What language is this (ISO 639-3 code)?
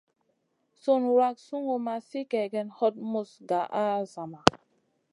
mcn